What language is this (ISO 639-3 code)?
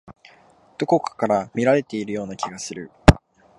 jpn